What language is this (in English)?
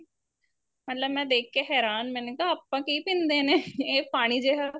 Punjabi